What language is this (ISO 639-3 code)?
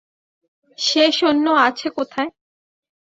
ben